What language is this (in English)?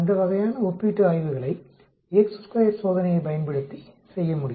Tamil